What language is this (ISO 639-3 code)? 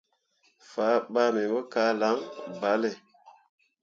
mua